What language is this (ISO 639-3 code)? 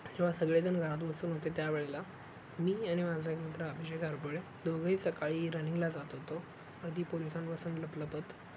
mar